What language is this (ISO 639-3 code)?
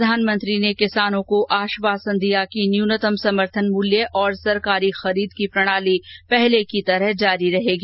hin